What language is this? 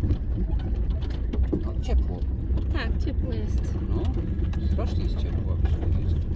Polish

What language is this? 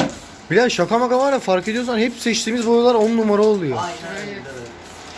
Turkish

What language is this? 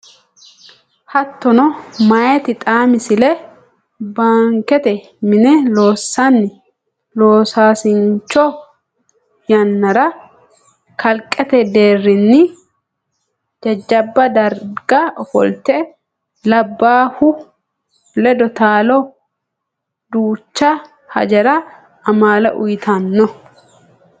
Sidamo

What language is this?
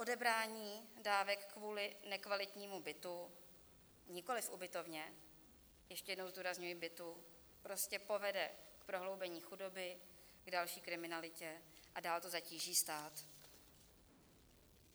Czech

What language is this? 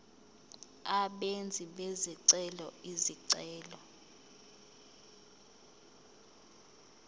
Zulu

